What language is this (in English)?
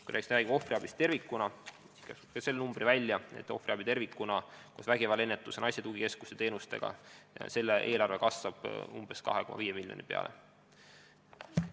Estonian